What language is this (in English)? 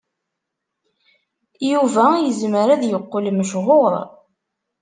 Kabyle